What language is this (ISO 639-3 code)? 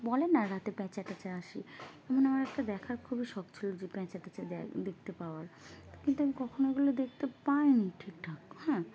ben